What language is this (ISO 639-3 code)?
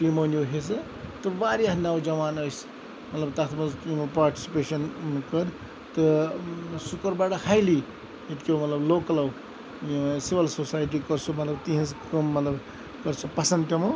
kas